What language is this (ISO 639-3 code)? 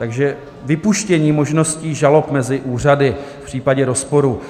ces